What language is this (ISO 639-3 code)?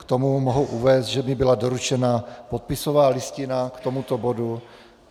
ces